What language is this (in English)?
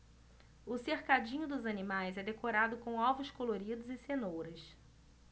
Portuguese